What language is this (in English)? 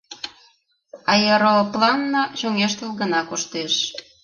Mari